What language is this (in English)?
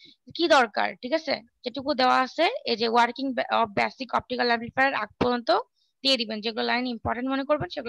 Bangla